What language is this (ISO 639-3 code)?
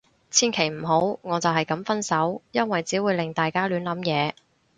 yue